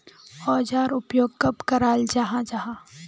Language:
Magahi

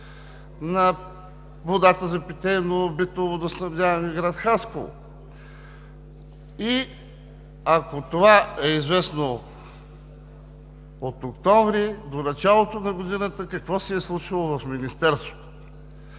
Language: Bulgarian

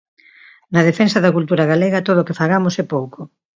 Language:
Galician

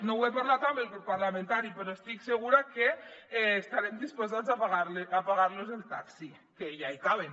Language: Catalan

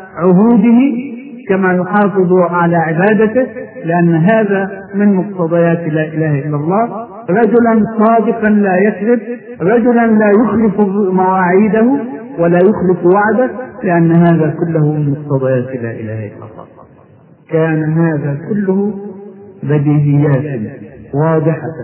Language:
Arabic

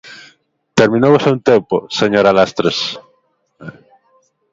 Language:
Galician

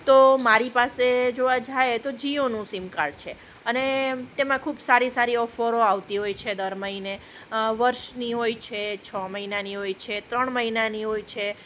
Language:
Gujarati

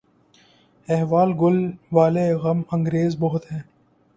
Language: Urdu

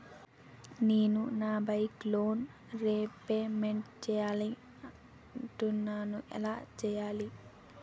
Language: Telugu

